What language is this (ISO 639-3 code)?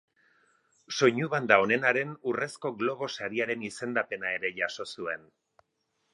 eus